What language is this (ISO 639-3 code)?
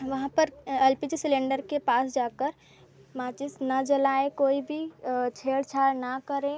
hin